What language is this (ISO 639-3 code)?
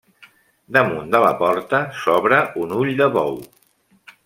cat